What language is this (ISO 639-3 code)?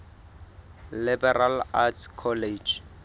sot